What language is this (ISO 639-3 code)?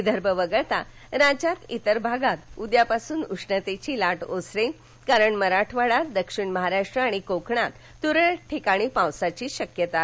mar